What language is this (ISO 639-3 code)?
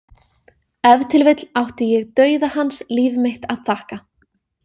isl